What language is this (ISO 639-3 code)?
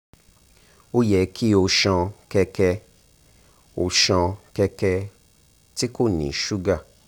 yor